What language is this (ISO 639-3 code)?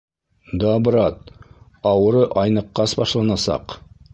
bak